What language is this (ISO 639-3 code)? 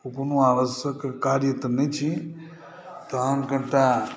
mai